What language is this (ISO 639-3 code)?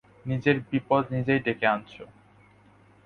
ben